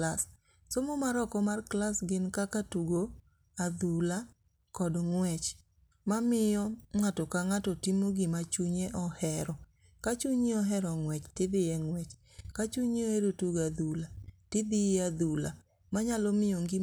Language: Luo (Kenya and Tanzania)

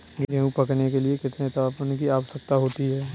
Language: Hindi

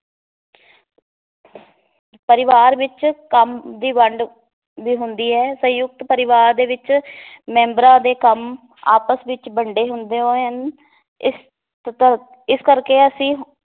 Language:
Punjabi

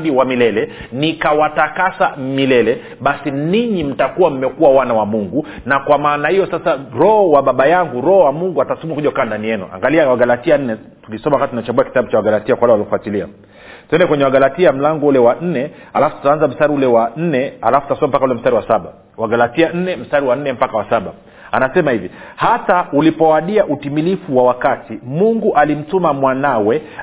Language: Swahili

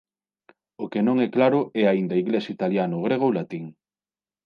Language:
Galician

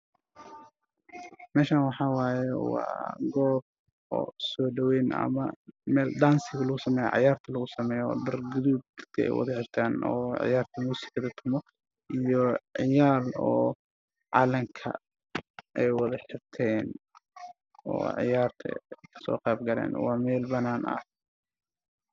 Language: Somali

